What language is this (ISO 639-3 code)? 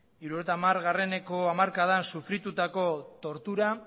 eus